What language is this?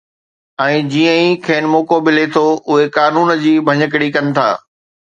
Sindhi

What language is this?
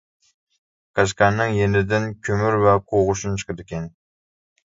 Uyghur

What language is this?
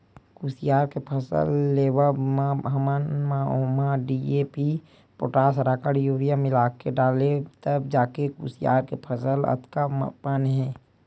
Chhattisgarhi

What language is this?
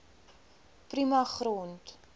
Afrikaans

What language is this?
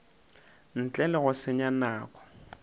Northern Sotho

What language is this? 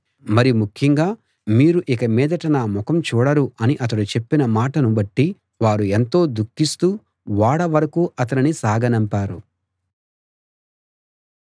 Telugu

